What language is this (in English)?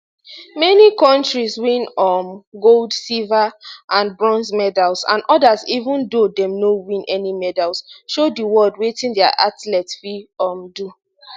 Nigerian Pidgin